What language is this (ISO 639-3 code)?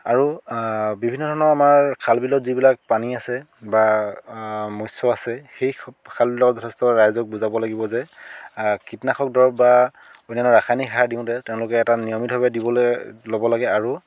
asm